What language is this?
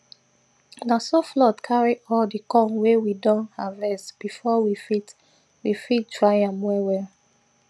Nigerian Pidgin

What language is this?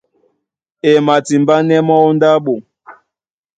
Duala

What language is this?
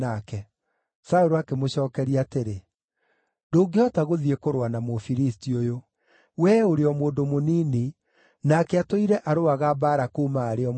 Kikuyu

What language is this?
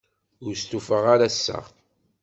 Kabyle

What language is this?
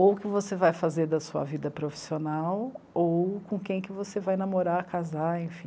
Portuguese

